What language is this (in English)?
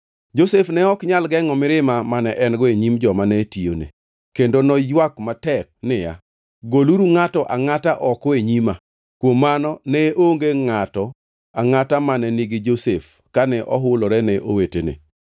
Luo (Kenya and Tanzania)